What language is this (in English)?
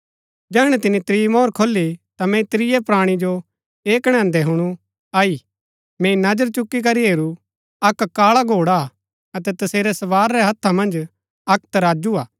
Gaddi